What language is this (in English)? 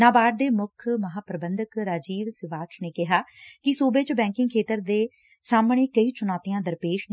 Punjabi